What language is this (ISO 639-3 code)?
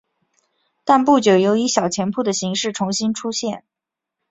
zho